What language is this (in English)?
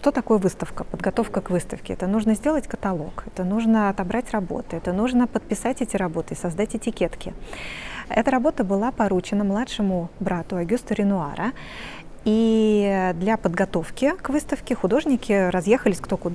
Russian